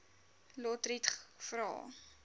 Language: Afrikaans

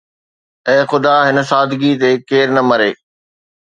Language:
Sindhi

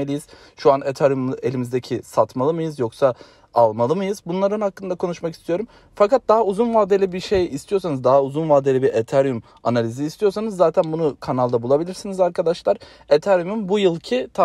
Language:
Turkish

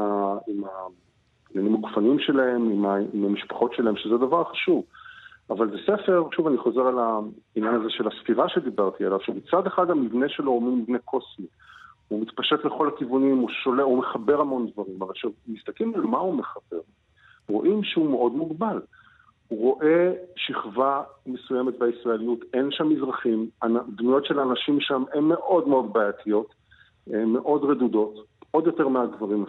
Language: Hebrew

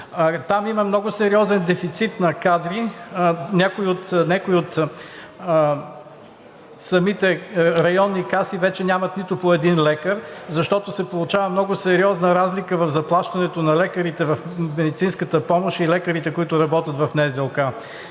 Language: Bulgarian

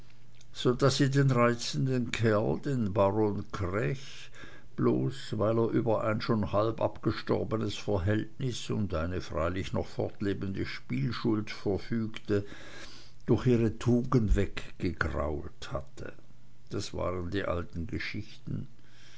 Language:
German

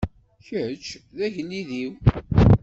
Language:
Kabyle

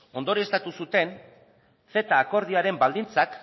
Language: Basque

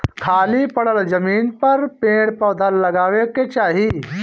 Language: Bhojpuri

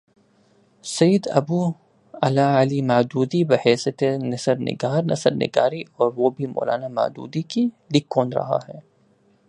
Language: Urdu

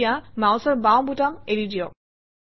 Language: Assamese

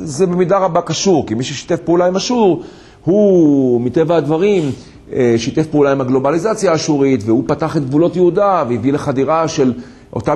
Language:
Hebrew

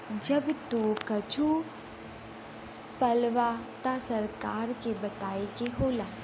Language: Bhojpuri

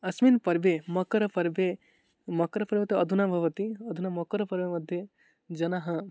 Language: Sanskrit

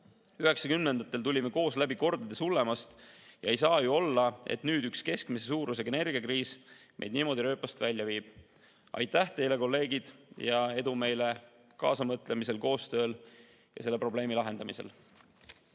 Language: Estonian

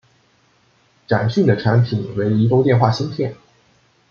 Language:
Chinese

